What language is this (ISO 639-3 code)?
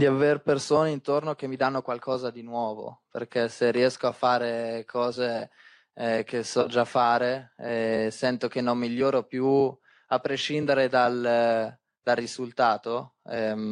ita